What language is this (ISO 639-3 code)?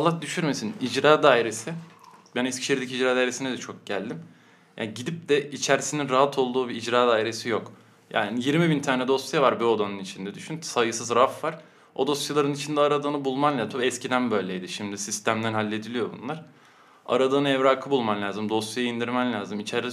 tur